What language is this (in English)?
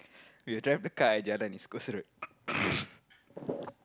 English